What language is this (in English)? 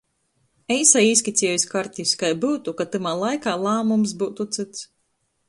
Latgalian